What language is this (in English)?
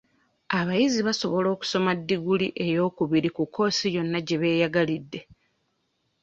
Ganda